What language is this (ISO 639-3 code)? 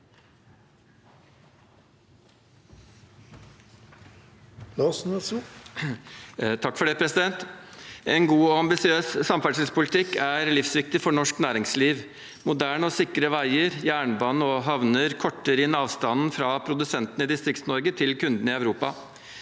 nor